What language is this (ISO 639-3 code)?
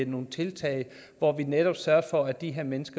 dan